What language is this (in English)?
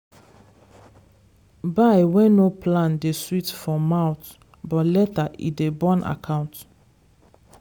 Nigerian Pidgin